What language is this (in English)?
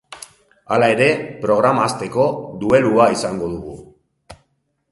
Basque